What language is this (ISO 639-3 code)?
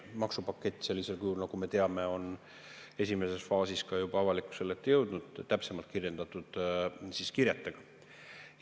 est